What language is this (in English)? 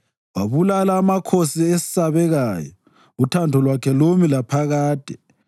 North Ndebele